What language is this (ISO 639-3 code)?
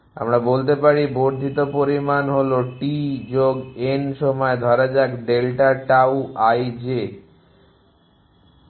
ben